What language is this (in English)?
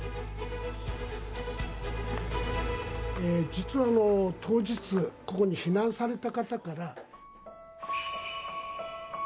Japanese